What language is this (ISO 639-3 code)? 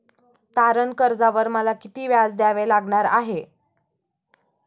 mar